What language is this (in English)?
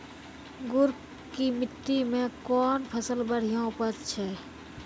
Maithili